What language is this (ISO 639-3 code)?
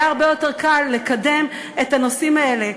heb